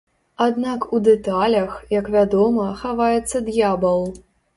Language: Belarusian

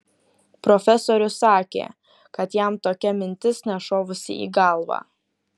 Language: Lithuanian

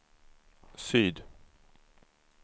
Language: Swedish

